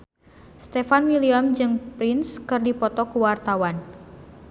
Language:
Sundanese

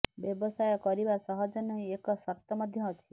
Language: Odia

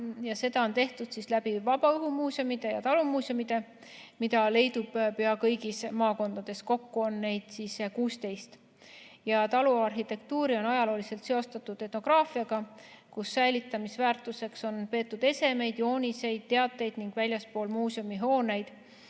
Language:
Estonian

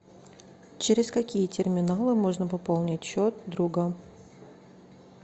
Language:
Russian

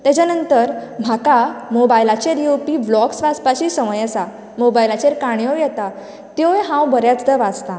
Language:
Konkani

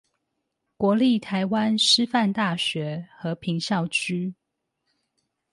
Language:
Chinese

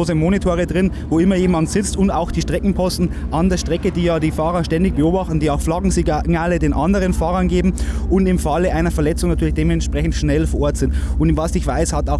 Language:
German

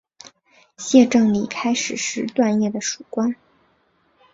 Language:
Chinese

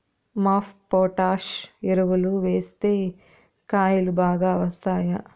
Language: Telugu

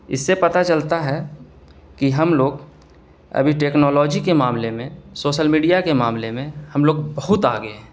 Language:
Urdu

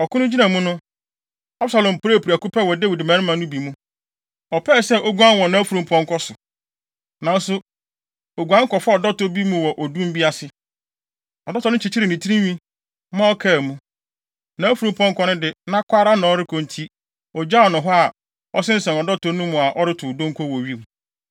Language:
Akan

